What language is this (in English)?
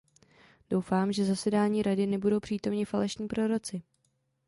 Czech